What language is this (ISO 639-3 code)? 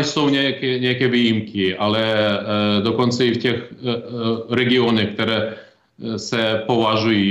ces